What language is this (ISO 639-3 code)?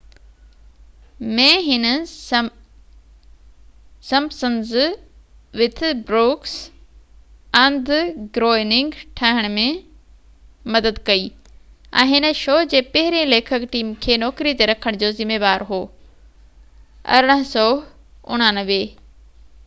snd